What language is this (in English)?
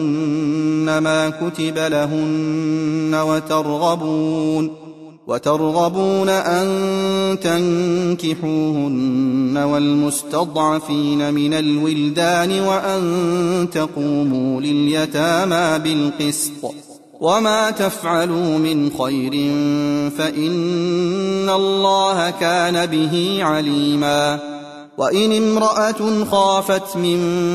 Arabic